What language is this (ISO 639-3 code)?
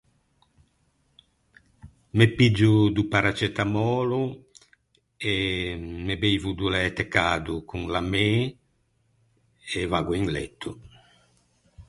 lij